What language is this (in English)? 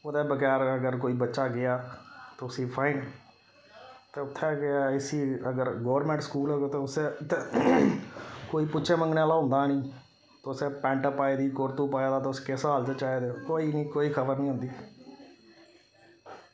Dogri